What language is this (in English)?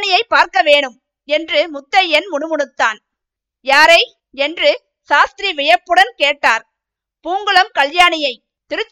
Tamil